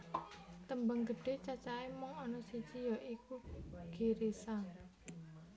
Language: Javanese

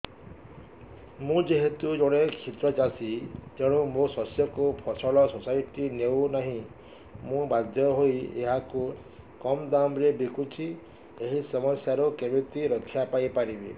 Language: Odia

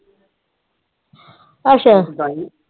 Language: Punjabi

